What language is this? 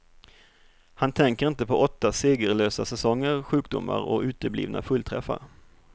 Swedish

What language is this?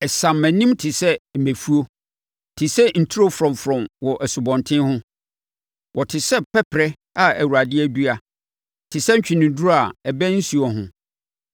Akan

